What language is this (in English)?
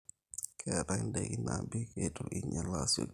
Masai